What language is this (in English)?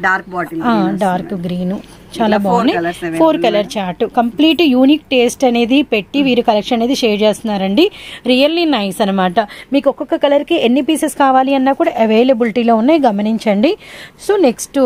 Telugu